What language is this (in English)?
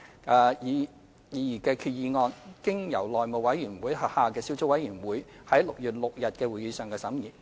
Cantonese